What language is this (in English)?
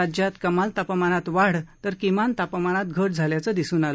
Marathi